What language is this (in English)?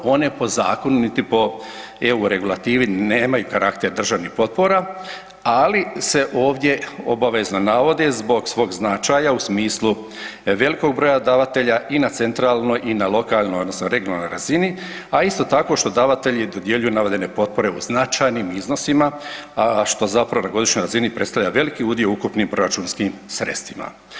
Croatian